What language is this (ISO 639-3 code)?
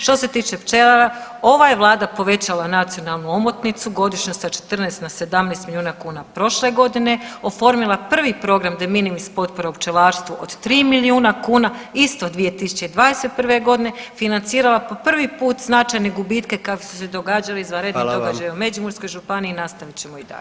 hrv